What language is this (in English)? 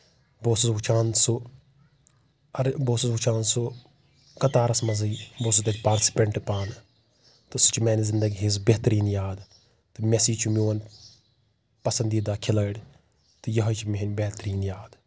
Kashmiri